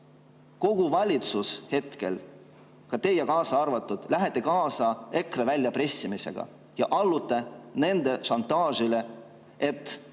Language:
Estonian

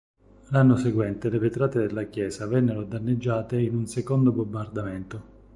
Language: Italian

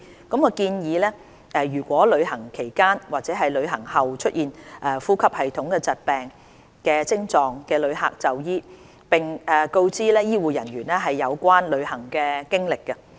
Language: Cantonese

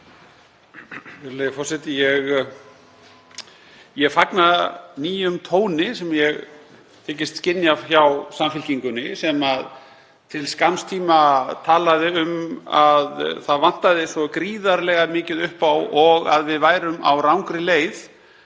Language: Icelandic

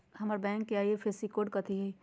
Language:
Magahi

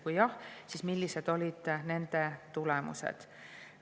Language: Estonian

